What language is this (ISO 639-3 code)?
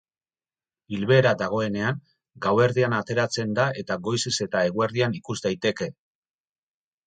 eus